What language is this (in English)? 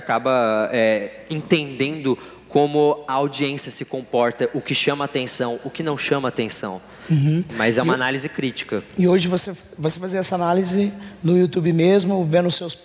Portuguese